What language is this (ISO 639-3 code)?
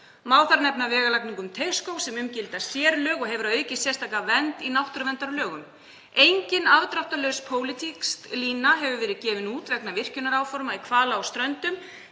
isl